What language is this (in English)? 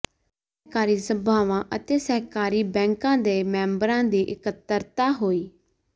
Punjabi